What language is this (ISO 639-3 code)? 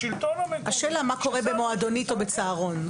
heb